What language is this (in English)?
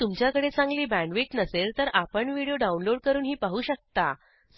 Marathi